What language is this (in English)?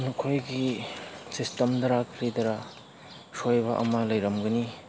Manipuri